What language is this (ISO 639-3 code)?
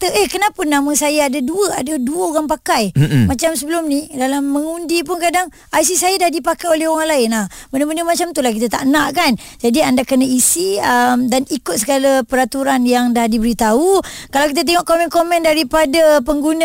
msa